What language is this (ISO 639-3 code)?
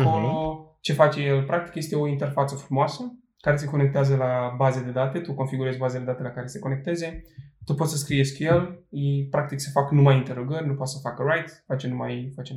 ron